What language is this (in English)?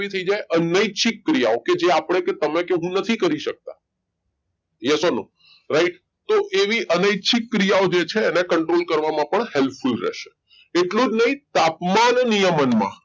Gujarati